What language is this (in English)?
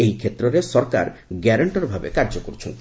Odia